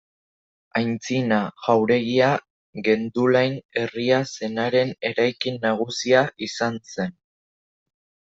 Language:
Basque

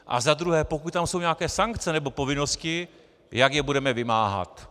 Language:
Czech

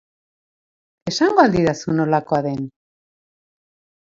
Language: Basque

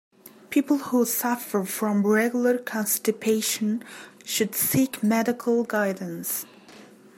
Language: English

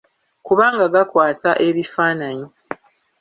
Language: Ganda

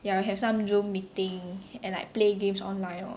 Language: English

